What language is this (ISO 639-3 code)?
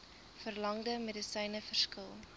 afr